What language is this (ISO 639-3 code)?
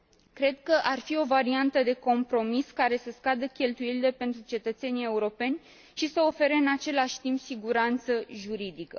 ron